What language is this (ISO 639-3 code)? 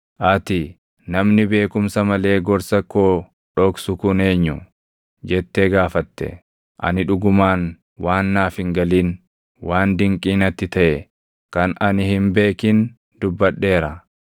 orm